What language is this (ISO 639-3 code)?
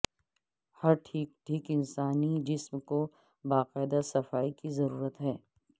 urd